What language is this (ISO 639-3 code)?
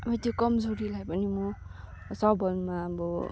nep